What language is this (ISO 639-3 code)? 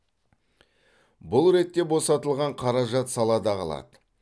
kaz